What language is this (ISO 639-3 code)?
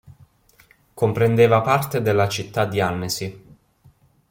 ita